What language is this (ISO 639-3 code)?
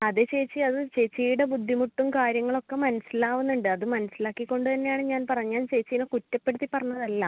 mal